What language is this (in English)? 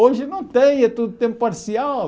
Portuguese